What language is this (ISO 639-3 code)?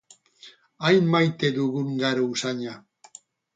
eus